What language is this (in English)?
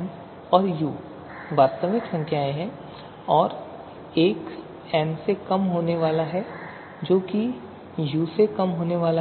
Hindi